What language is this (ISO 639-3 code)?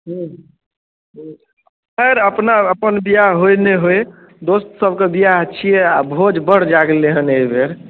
mai